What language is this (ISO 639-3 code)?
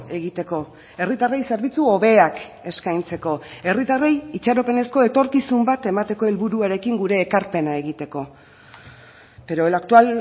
eus